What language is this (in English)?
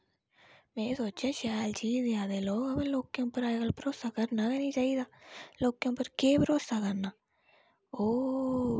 Dogri